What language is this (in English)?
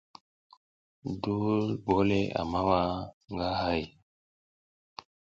South Giziga